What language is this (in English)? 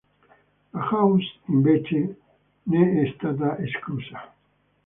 Italian